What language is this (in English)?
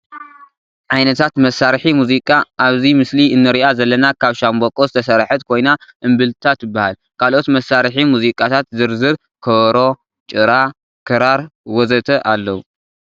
Tigrinya